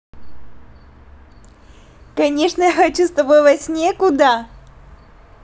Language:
Russian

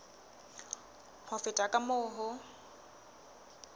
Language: Southern Sotho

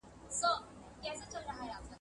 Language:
Pashto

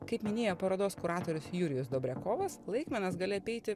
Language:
Lithuanian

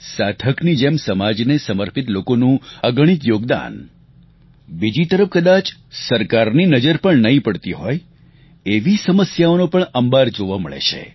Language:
Gujarati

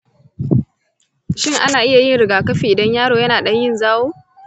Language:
Hausa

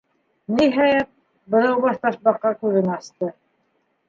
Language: Bashkir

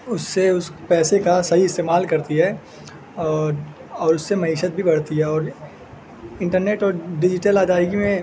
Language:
Urdu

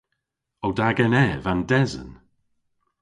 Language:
Cornish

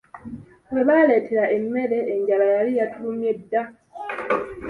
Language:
Ganda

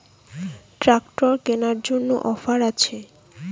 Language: Bangla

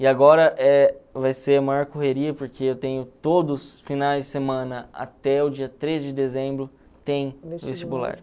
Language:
Portuguese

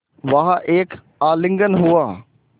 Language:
Hindi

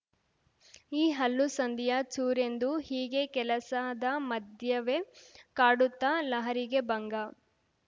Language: Kannada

